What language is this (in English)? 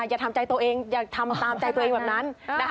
Thai